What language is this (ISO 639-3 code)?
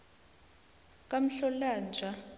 nbl